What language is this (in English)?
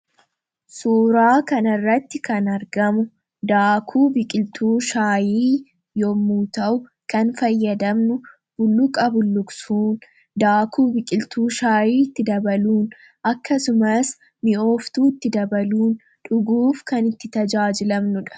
Oromo